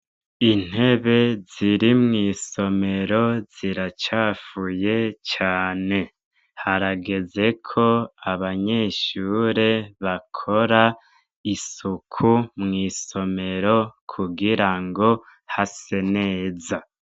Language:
Rundi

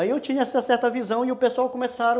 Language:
Portuguese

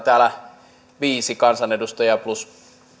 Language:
Finnish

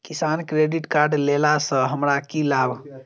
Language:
Maithili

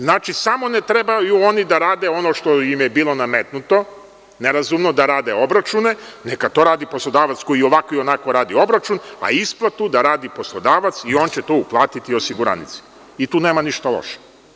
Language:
Serbian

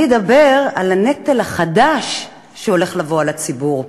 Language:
Hebrew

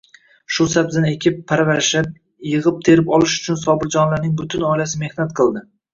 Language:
Uzbek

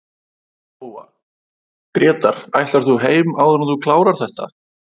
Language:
Icelandic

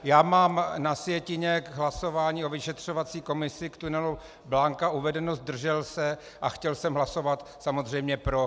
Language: Czech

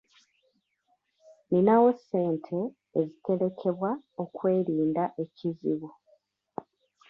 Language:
Ganda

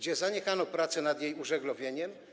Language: Polish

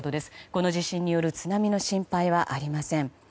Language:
Japanese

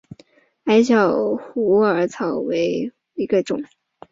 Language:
Chinese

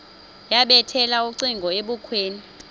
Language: Xhosa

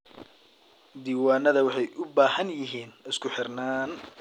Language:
Somali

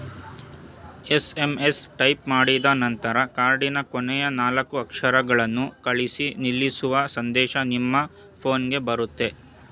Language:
Kannada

